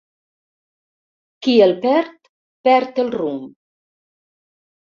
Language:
Catalan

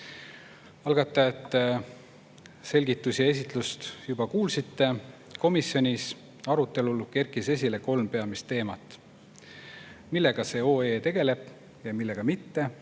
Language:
Estonian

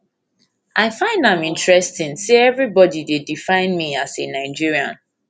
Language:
Nigerian Pidgin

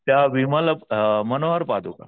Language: Marathi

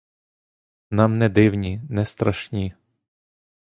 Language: Ukrainian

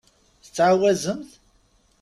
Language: Kabyle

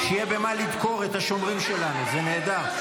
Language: Hebrew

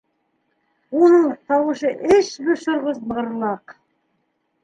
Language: Bashkir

